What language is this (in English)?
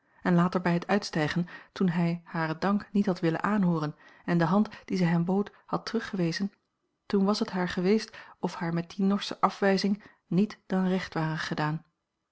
Dutch